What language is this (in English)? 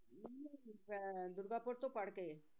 Punjabi